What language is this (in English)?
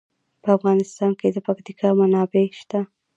Pashto